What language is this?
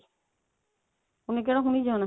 Punjabi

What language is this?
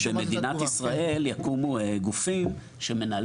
Hebrew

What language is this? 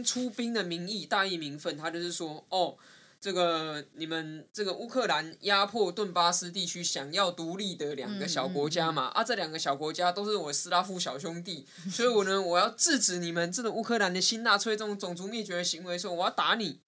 Chinese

